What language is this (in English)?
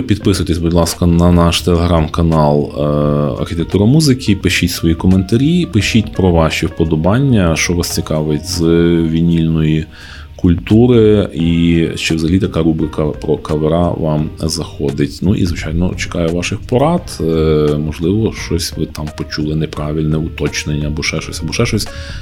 Ukrainian